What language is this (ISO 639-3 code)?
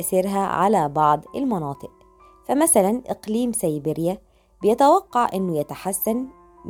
ara